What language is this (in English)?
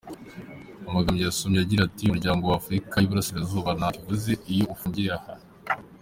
Kinyarwanda